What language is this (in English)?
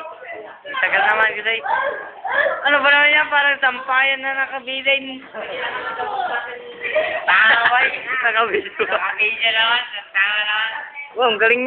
Filipino